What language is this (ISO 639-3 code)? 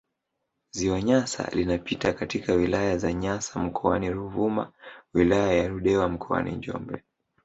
swa